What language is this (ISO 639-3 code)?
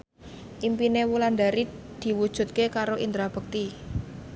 jav